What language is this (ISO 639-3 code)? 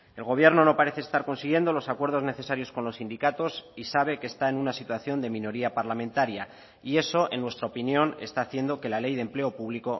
spa